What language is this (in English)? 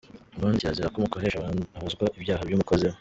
Kinyarwanda